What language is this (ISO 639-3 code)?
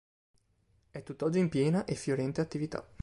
ita